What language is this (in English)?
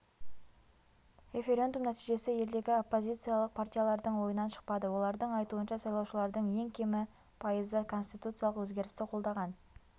Kazakh